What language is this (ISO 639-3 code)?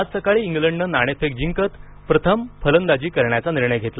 mar